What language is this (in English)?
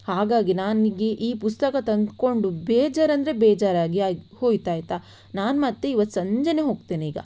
Kannada